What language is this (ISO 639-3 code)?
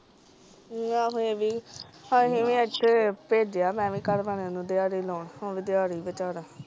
pan